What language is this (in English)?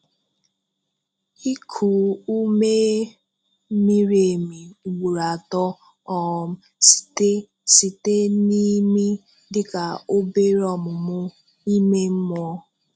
Igbo